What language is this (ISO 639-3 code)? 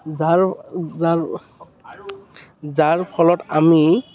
asm